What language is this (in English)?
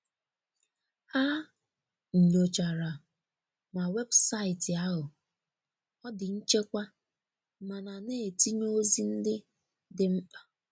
Igbo